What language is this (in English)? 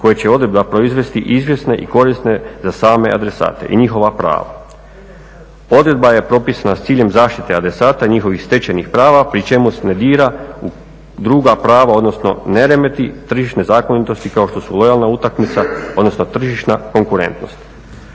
Croatian